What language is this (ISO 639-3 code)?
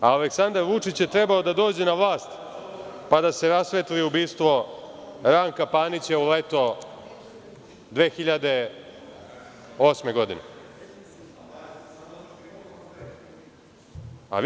srp